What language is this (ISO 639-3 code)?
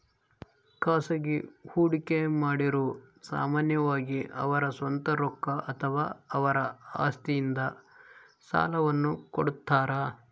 kan